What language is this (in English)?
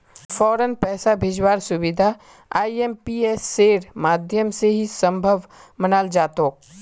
Magahi